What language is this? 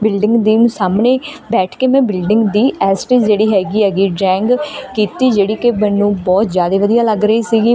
Punjabi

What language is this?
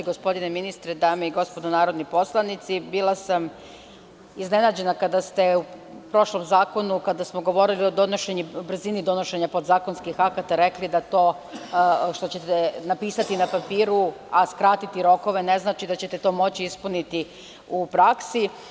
Serbian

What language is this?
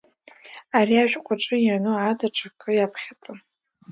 Abkhazian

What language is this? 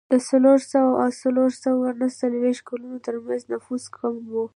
Pashto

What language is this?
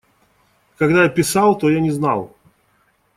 Russian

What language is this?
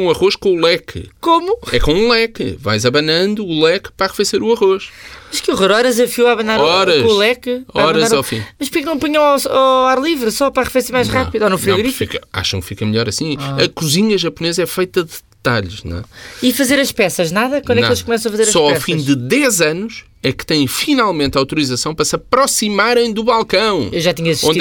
Portuguese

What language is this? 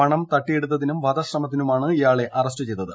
Malayalam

